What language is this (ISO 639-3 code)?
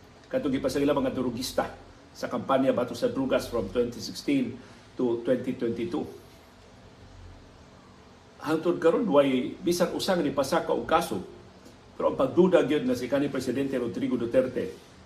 fil